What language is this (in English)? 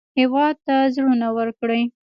Pashto